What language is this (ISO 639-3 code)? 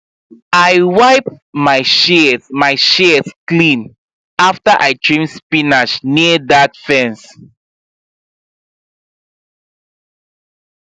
pcm